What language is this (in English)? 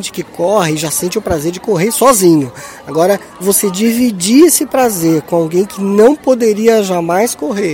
Portuguese